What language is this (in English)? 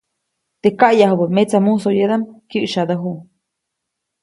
Copainalá Zoque